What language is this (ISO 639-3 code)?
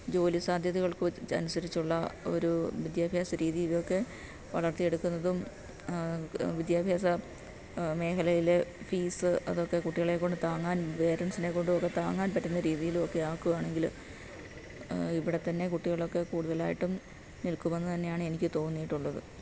mal